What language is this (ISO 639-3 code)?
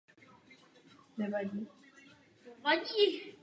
ces